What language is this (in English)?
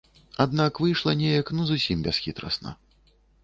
Belarusian